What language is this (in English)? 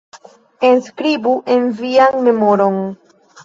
Esperanto